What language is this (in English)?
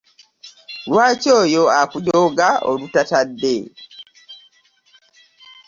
Ganda